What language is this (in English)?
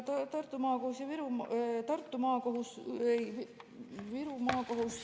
Estonian